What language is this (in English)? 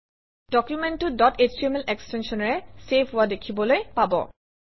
Assamese